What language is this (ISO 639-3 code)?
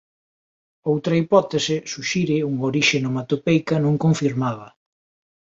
glg